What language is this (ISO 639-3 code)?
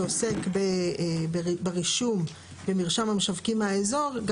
heb